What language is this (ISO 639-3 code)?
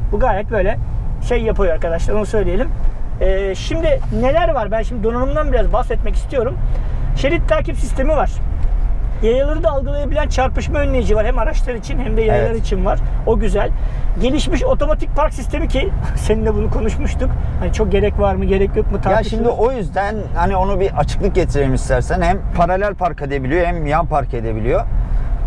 tur